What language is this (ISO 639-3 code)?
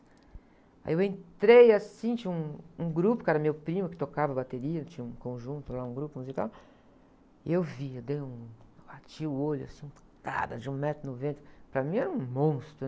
por